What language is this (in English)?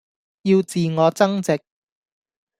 Cantonese